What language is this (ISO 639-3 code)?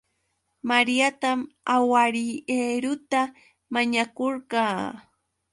qux